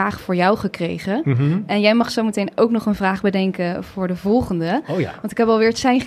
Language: Dutch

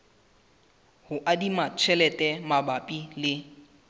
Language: Southern Sotho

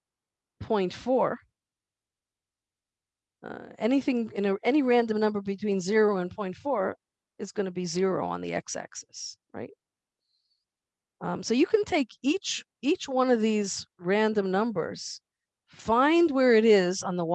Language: English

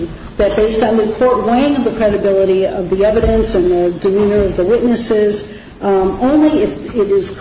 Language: English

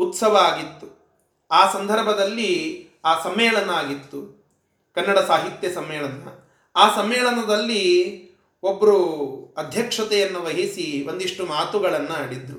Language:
Kannada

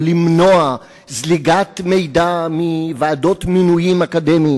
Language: Hebrew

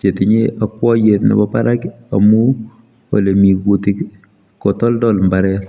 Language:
Kalenjin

